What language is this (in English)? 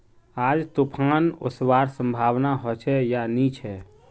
Magahi